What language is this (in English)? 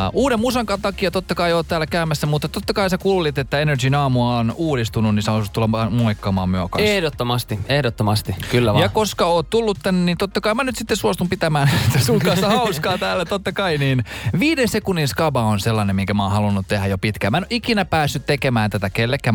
Finnish